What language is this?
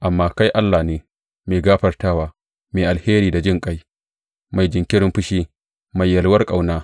Hausa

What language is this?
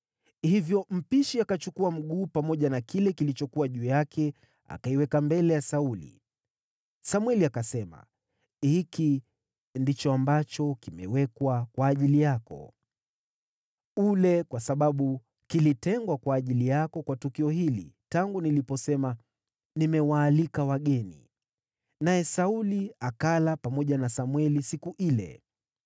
Swahili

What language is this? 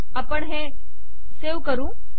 Marathi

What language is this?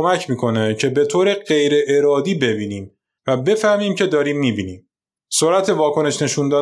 Persian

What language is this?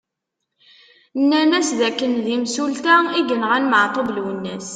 Kabyle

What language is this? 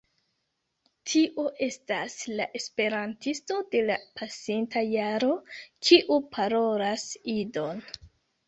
Esperanto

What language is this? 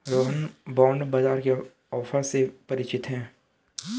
Hindi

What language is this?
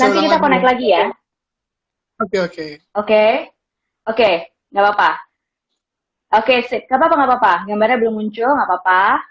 Indonesian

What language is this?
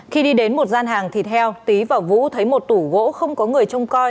Vietnamese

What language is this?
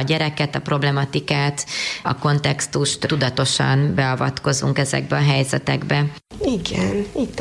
Hungarian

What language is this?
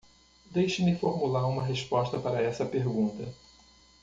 Portuguese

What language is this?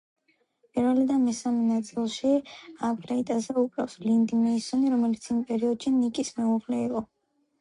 Georgian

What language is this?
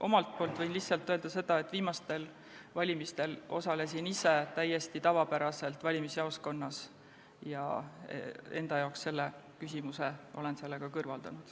Estonian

